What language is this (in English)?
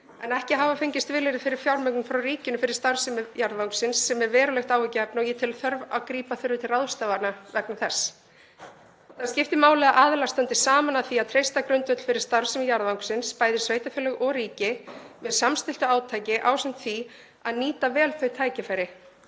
Icelandic